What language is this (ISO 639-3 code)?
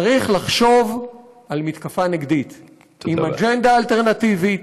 heb